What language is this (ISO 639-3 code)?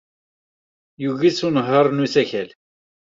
kab